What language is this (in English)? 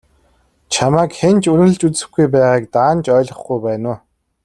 Mongolian